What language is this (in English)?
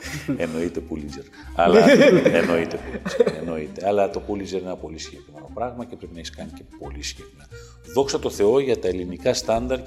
Greek